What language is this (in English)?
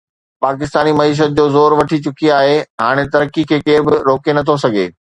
Sindhi